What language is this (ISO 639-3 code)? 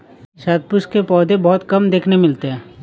hin